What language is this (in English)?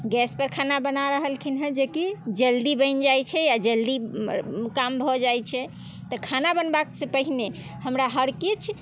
Maithili